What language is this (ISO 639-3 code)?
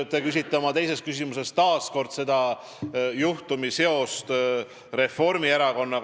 est